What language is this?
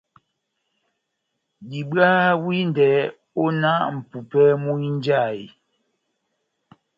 Batanga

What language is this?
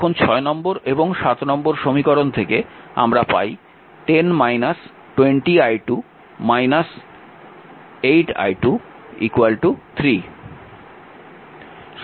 Bangla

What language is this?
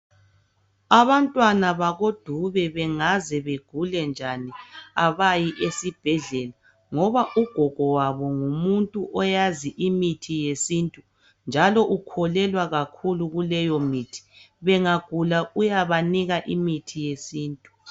North Ndebele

